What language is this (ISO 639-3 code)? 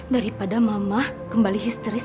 ind